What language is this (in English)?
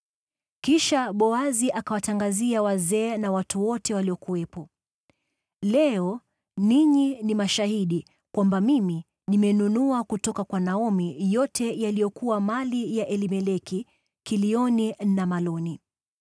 Swahili